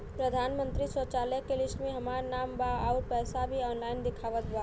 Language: Bhojpuri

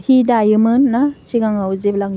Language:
Bodo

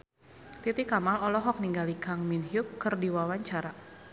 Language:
Sundanese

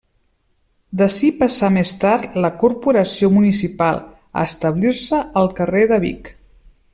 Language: Catalan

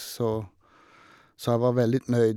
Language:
Norwegian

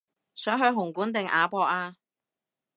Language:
Cantonese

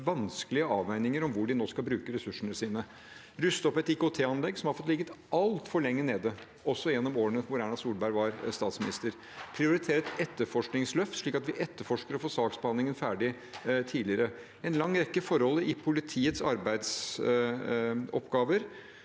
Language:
Norwegian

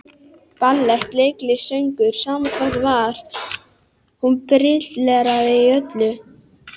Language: Icelandic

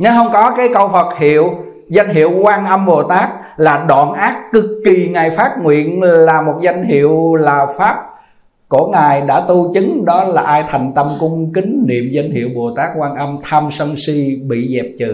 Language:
Vietnamese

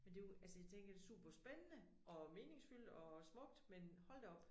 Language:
Danish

